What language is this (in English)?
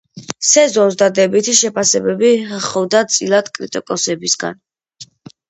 Georgian